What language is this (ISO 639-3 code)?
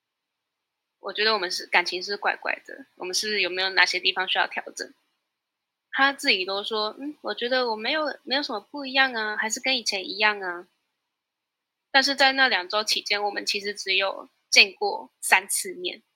zho